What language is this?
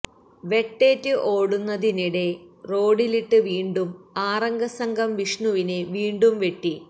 Malayalam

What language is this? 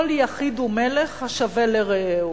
Hebrew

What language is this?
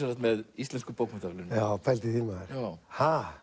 Icelandic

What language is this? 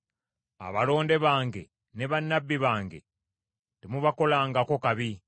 Ganda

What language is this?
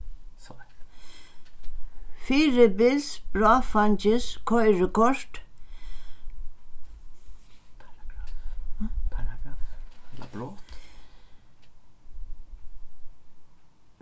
Faroese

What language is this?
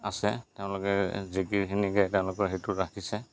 Assamese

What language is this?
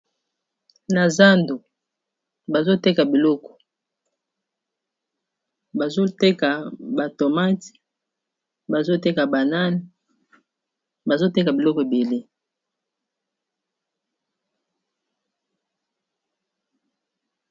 Lingala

